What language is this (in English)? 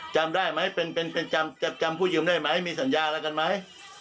Thai